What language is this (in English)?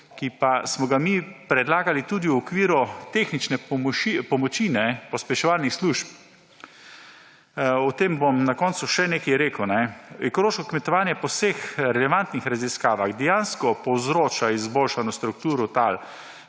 Slovenian